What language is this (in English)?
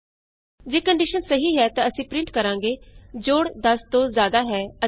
Punjabi